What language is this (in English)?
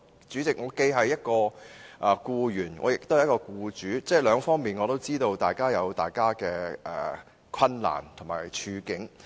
Cantonese